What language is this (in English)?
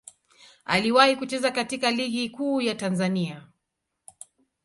Swahili